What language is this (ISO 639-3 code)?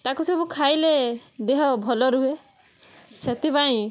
ori